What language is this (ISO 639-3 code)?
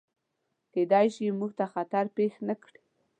pus